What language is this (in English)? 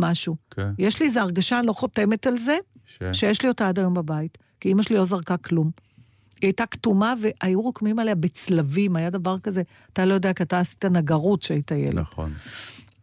Hebrew